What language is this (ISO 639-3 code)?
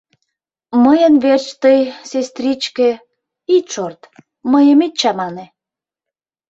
chm